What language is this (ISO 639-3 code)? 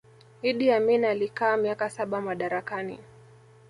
swa